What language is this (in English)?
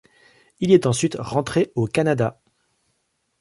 French